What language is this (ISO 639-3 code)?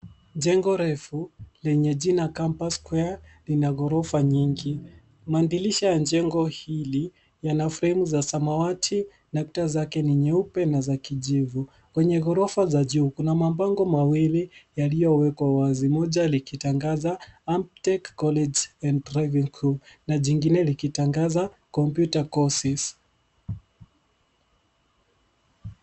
swa